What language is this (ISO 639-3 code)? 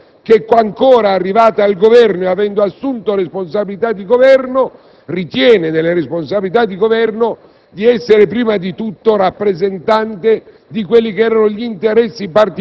ita